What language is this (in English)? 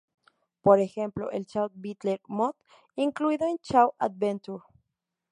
Spanish